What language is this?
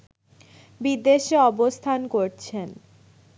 Bangla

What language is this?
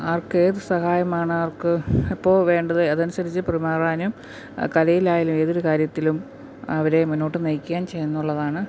Malayalam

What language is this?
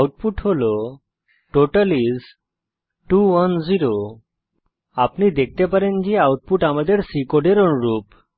Bangla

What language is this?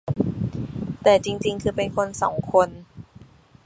Thai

